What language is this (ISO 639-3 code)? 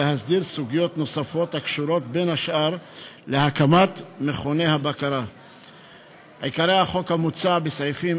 heb